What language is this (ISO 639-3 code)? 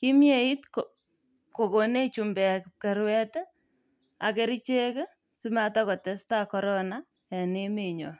kln